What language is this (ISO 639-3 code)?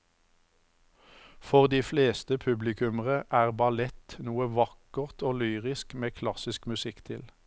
nor